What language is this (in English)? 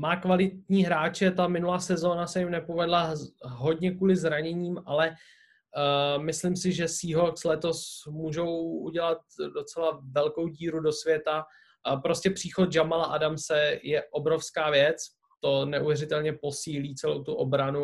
Czech